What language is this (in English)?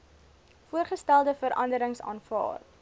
Afrikaans